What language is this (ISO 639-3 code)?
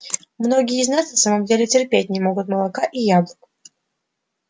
rus